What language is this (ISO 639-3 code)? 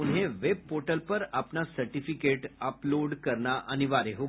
hin